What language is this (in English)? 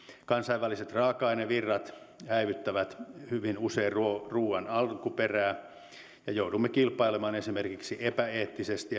Finnish